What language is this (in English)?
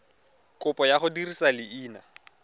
Tswana